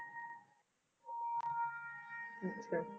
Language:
Punjabi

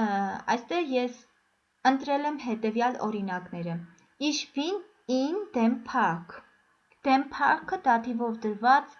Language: Armenian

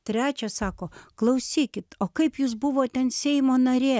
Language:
Lithuanian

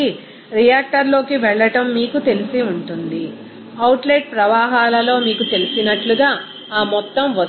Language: Telugu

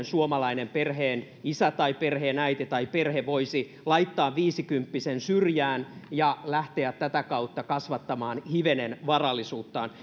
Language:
Finnish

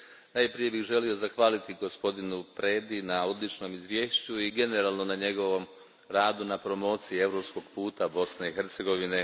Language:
Croatian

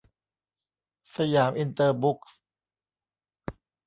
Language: Thai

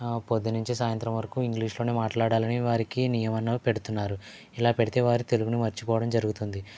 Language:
Telugu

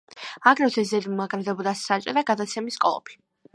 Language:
Georgian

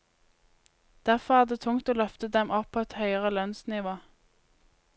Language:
Norwegian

